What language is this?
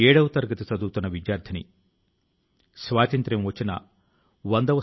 Telugu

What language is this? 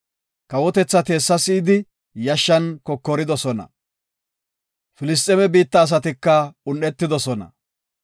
Gofa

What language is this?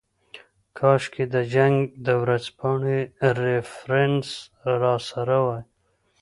Pashto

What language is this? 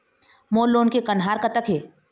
Chhattisgarhi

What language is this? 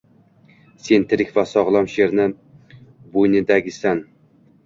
Uzbek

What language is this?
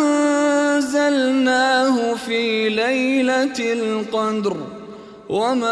Arabic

